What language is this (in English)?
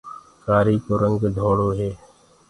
Gurgula